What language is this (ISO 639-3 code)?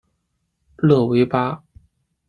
zho